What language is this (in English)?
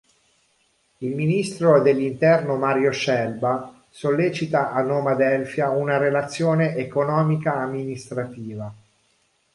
Italian